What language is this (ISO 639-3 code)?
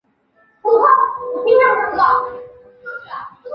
zho